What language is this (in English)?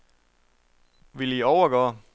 Danish